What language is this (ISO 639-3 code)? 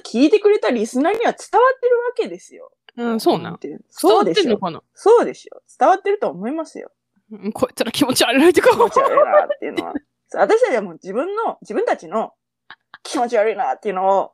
jpn